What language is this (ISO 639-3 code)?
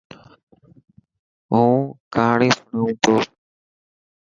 mki